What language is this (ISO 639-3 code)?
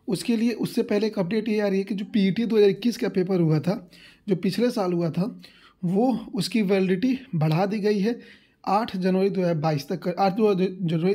hin